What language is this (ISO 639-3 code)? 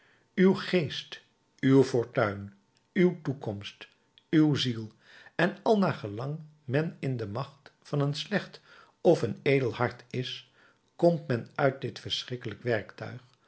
nld